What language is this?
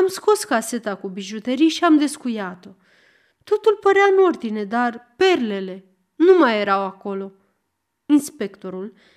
Romanian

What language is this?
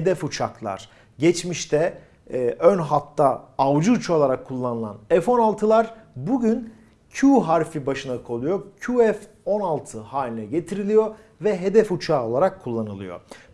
Turkish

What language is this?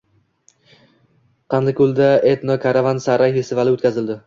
Uzbek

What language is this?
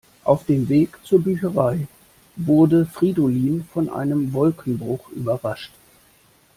German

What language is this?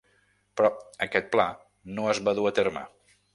Catalan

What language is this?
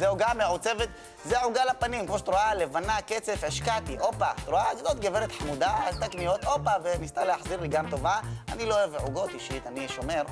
Hebrew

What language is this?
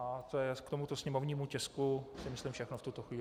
Czech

